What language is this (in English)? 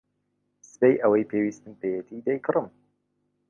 Central Kurdish